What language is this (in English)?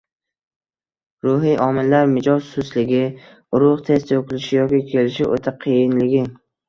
Uzbek